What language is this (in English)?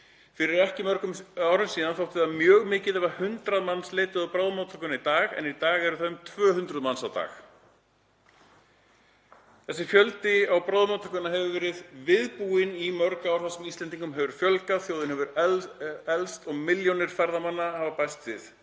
Icelandic